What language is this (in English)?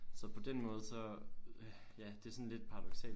Danish